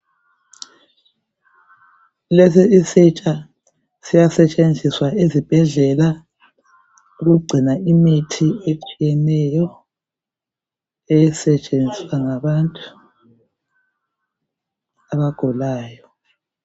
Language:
North Ndebele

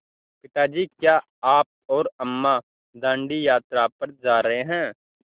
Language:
Hindi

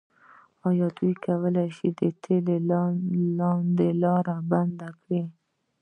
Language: Pashto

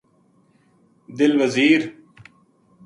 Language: Gujari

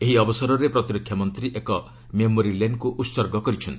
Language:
Odia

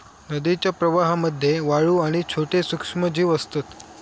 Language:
Marathi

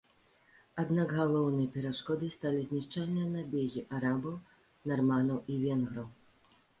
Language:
Belarusian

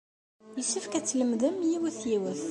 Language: Kabyle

